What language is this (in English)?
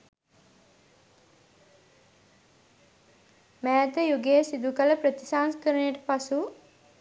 Sinhala